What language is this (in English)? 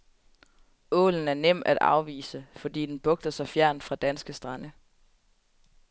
Danish